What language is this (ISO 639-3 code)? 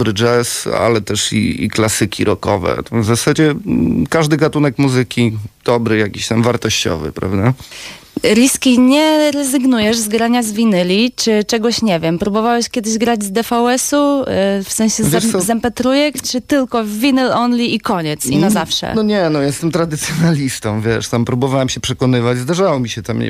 pol